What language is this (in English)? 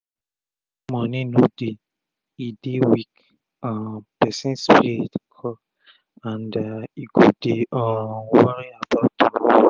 Nigerian Pidgin